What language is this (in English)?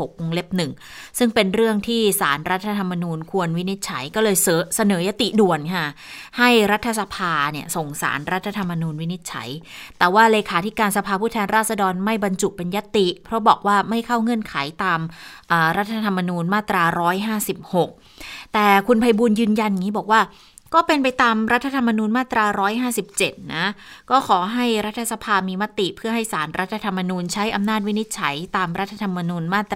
Thai